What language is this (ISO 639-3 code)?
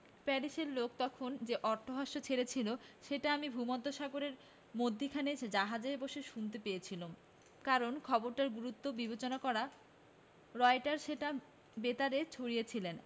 ben